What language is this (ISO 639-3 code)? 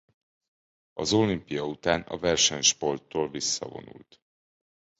hun